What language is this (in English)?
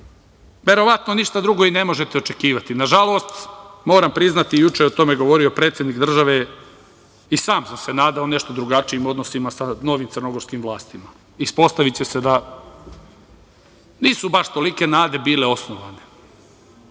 Serbian